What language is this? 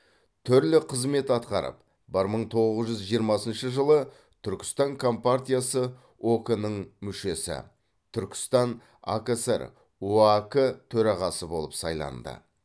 Kazakh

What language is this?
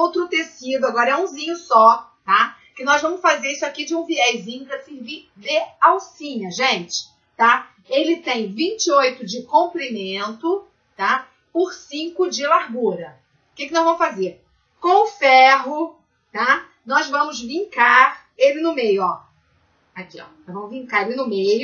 Portuguese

